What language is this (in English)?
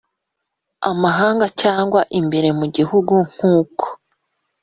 Kinyarwanda